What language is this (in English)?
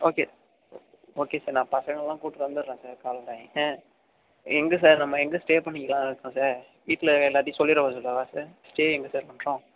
Tamil